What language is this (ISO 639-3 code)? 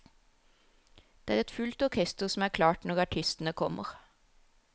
nor